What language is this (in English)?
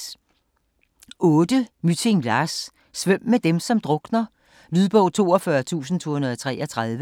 Danish